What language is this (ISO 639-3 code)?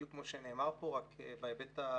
heb